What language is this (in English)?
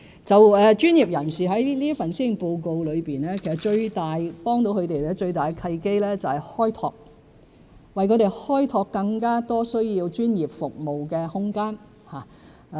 Cantonese